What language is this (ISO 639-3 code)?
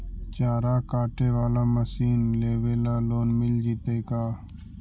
mag